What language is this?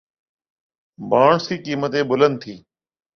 Urdu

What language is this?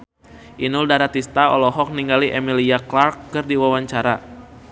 Sundanese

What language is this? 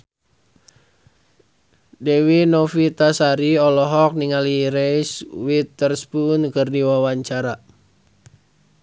Sundanese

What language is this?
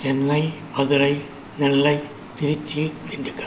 Tamil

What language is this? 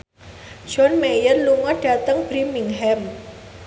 Javanese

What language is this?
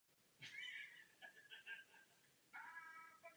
Czech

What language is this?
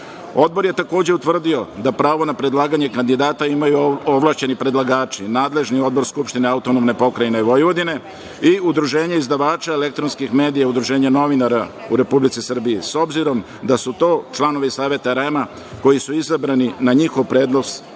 Serbian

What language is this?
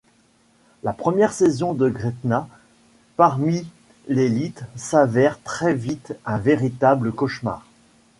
French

